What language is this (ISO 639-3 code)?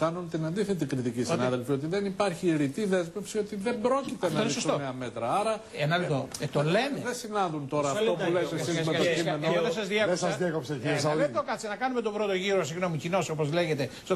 ell